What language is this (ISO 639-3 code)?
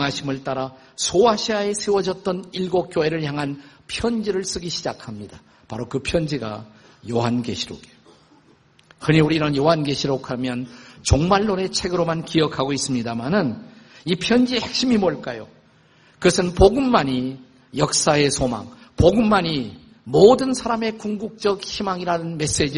kor